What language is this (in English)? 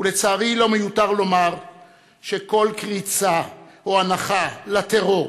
Hebrew